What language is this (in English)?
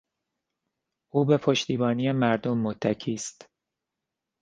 Persian